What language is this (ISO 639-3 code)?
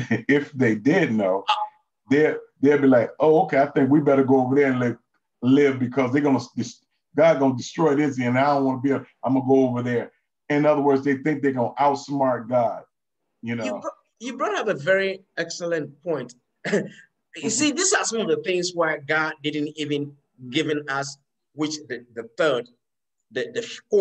eng